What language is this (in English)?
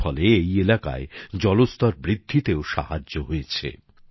Bangla